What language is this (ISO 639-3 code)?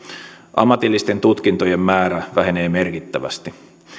fin